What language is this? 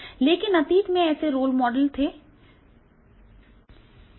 Hindi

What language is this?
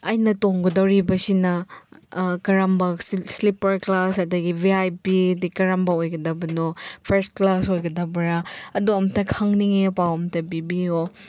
Manipuri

